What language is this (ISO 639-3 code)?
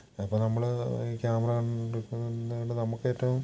mal